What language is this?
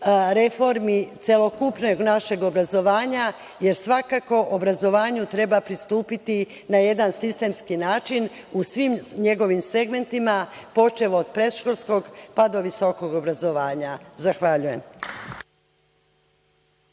Serbian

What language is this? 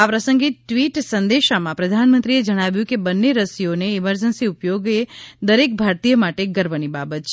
Gujarati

